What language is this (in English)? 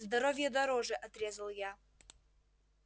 Russian